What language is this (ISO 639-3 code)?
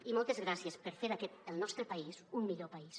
cat